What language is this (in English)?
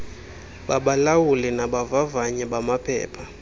Xhosa